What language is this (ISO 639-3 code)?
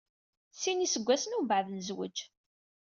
kab